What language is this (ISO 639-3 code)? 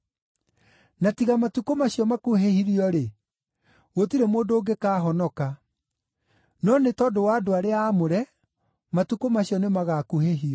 kik